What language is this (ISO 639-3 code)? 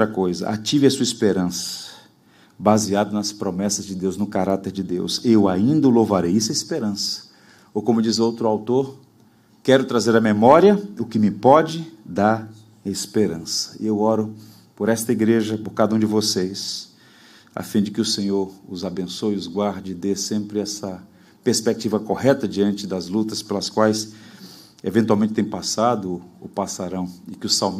por